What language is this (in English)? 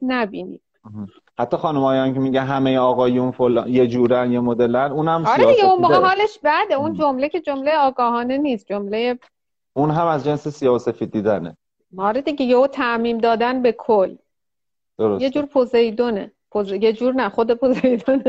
Persian